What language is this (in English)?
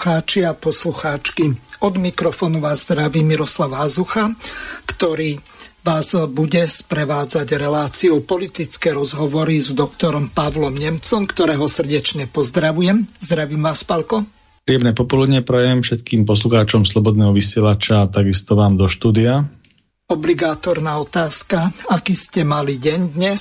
Slovak